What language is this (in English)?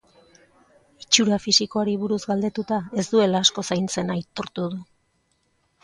Basque